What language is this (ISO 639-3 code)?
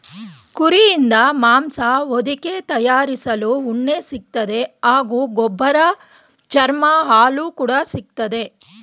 kan